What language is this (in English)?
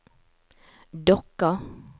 Norwegian